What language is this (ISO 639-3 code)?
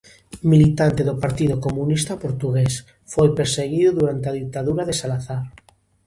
glg